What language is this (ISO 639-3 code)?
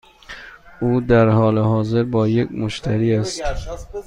fas